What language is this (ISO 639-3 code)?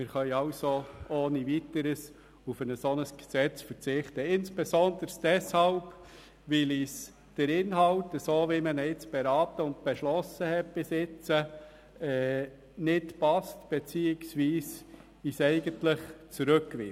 gsw